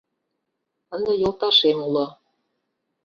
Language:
Mari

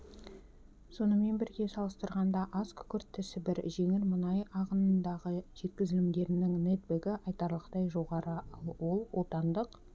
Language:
Kazakh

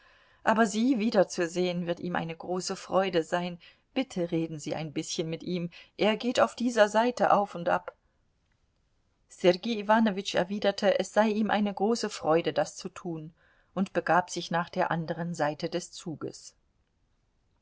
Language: German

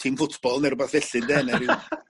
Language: Welsh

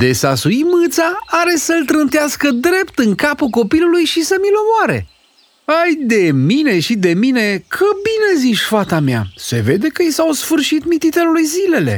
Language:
Romanian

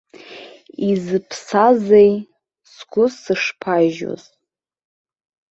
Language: Abkhazian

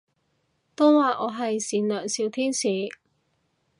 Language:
Cantonese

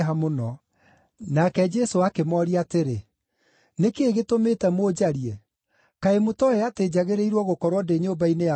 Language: Kikuyu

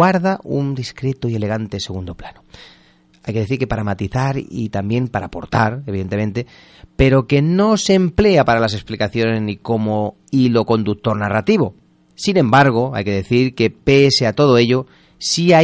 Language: Spanish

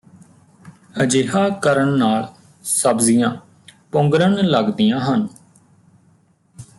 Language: Punjabi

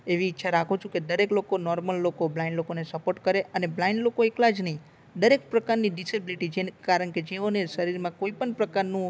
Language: Gujarati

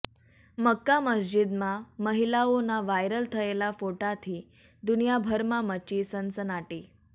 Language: Gujarati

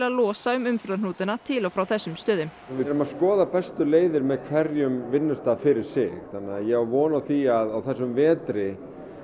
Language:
Icelandic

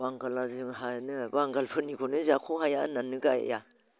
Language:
Bodo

